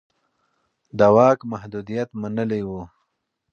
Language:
Pashto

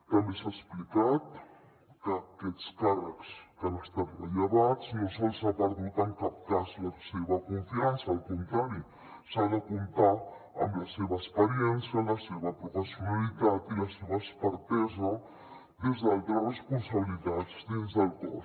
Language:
Catalan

